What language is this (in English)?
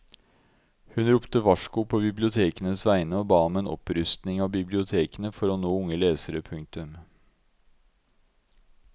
Norwegian